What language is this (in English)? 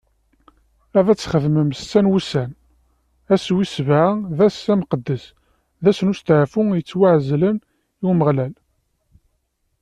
Kabyle